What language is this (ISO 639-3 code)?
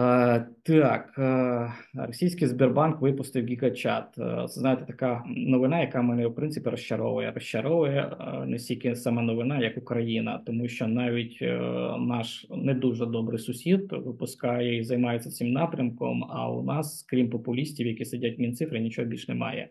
ukr